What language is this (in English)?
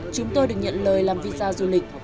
Vietnamese